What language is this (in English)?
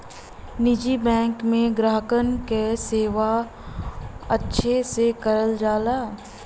Bhojpuri